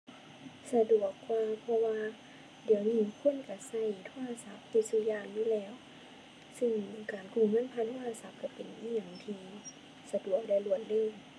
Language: Thai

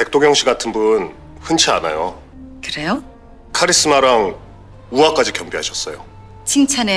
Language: Korean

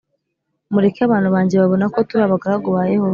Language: Kinyarwanda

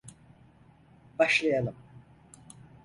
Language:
Turkish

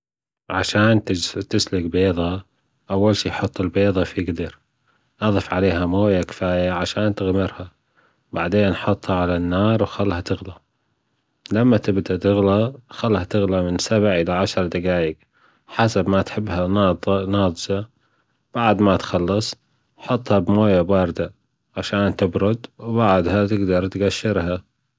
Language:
Gulf Arabic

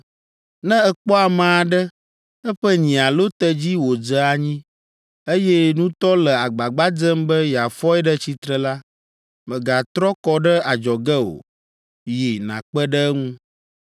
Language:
Ewe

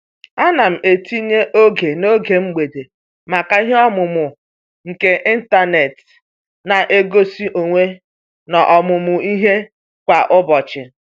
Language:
Igbo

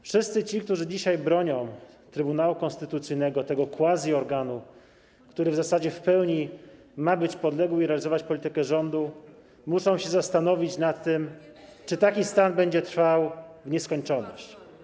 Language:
Polish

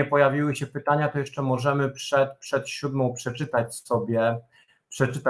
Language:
Polish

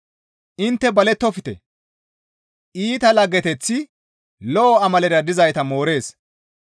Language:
Gamo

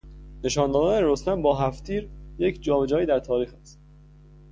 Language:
Persian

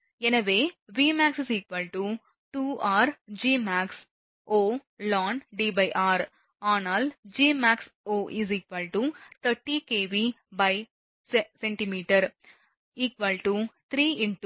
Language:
Tamil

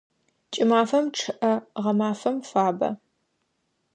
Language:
Adyghe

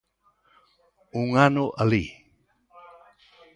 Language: Galician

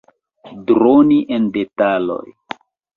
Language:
Esperanto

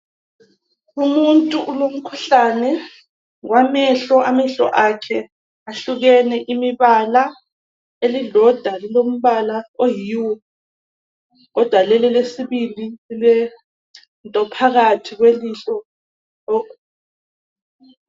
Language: North Ndebele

